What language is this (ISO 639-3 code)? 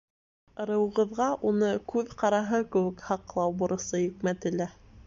bak